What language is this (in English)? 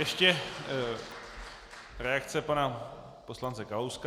Czech